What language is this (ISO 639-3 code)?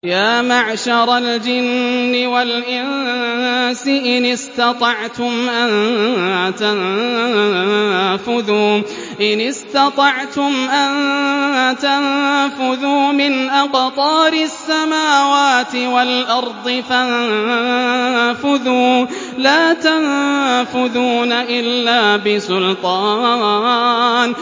ara